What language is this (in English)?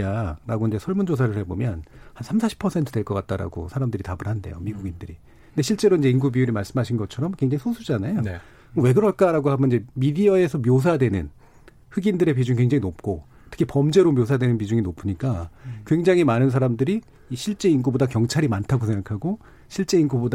Korean